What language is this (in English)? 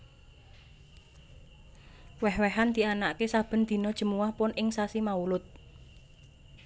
Javanese